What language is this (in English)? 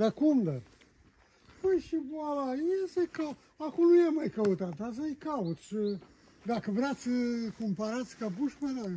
Romanian